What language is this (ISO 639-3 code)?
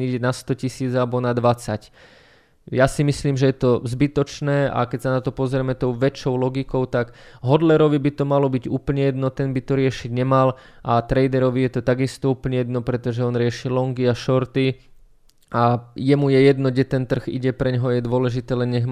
slk